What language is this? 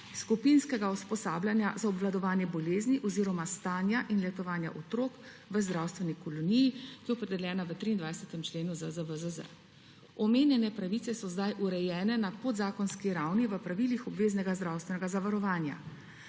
Slovenian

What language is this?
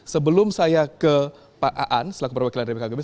Indonesian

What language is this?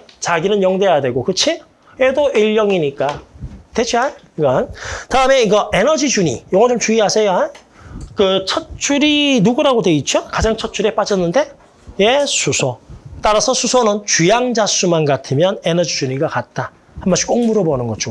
Korean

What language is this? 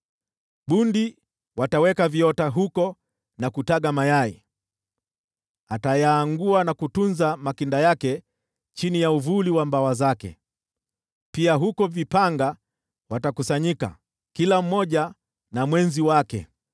Swahili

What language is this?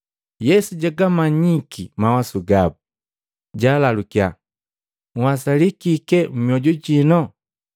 Matengo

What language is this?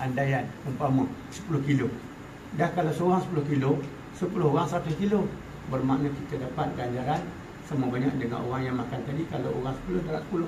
Malay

